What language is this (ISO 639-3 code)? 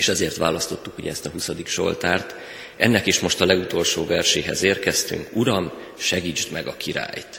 hun